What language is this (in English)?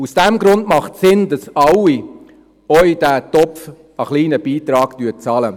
Swiss German